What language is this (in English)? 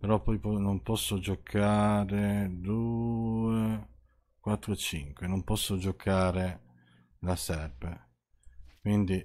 Italian